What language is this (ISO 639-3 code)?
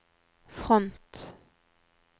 nor